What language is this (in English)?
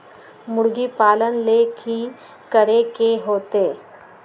Magahi